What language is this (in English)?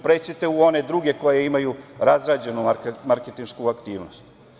Serbian